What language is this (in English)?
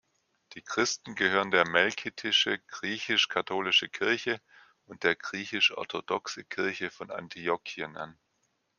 German